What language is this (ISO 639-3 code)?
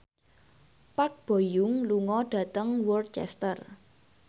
jav